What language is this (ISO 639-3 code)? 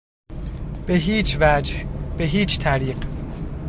fas